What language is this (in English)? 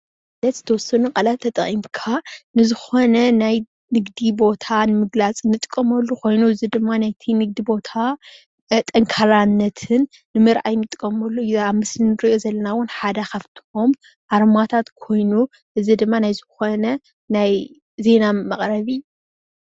Tigrinya